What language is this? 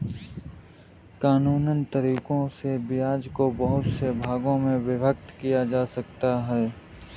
Hindi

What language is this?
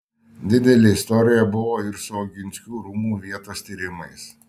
Lithuanian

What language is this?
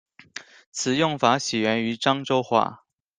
Chinese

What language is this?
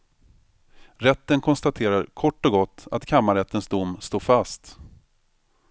Swedish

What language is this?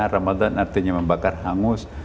Indonesian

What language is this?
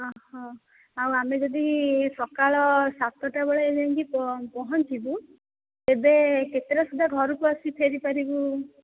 Odia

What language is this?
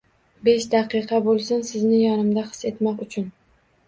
Uzbek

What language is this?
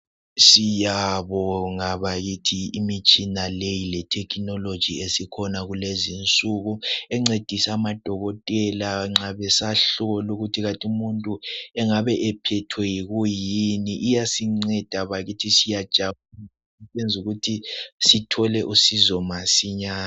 North Ndebele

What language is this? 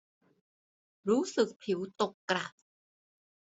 Thai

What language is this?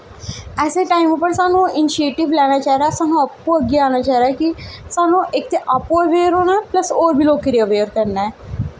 Dogri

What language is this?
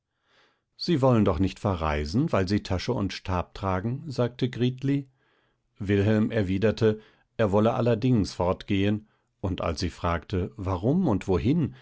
German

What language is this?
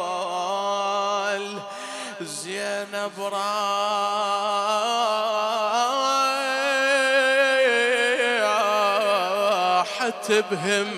Arabic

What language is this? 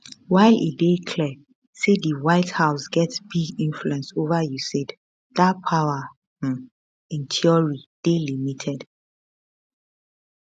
Nigerian Pidgin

